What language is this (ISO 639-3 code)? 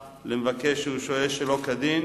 heb